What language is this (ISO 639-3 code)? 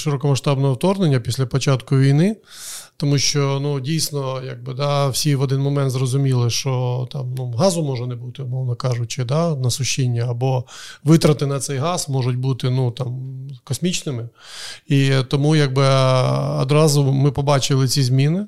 ukr